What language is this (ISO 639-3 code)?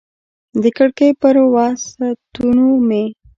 pus